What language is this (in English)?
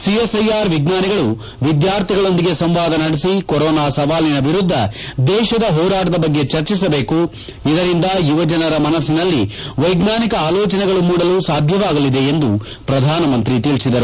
Kannada